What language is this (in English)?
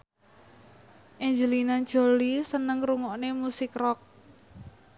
Javanese